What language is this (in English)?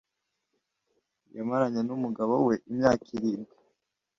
Kinyarwanda